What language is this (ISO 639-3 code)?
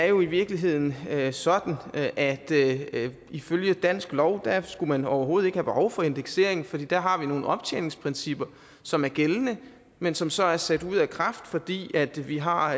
dan